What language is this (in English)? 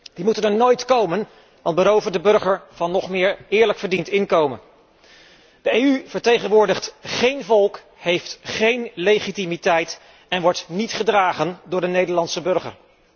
Dutch